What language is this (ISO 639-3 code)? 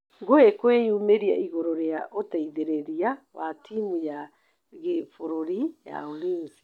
kik